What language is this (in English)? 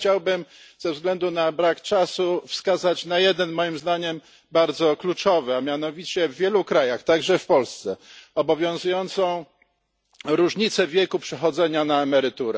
Polish